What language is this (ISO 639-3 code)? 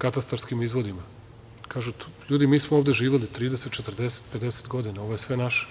srp